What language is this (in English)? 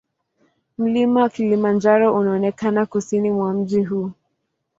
Swahili